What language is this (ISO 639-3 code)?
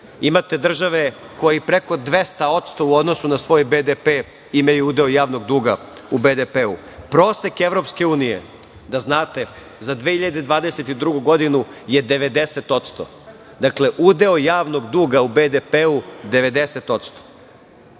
srp